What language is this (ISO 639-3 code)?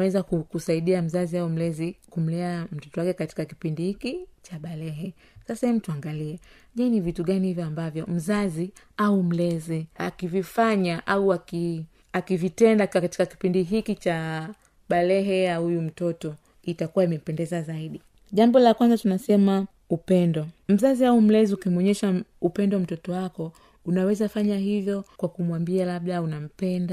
swa